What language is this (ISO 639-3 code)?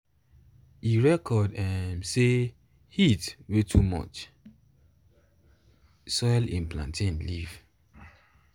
pcm